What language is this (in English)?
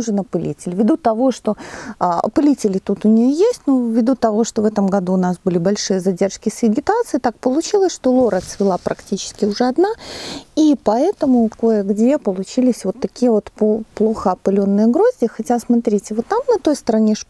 Russian